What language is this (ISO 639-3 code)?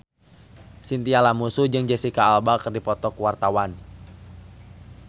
sun